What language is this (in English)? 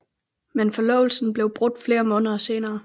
Danish